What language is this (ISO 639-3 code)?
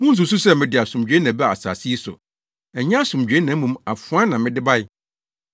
aka